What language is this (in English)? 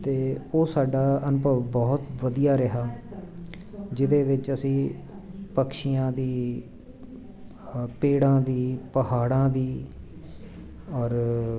Punjabi